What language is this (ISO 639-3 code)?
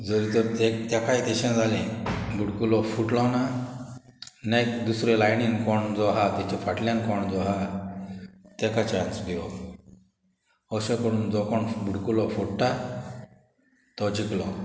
kok